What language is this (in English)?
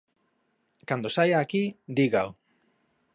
Galician